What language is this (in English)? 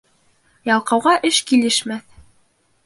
Bashkir